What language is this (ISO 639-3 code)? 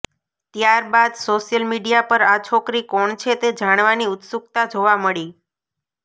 guj